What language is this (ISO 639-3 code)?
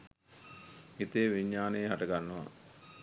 sin